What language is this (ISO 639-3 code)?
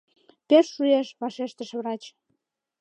chm